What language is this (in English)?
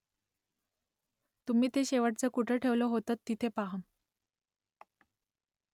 Marathi